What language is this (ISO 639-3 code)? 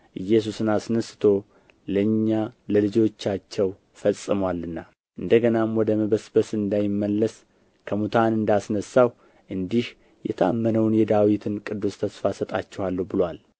amh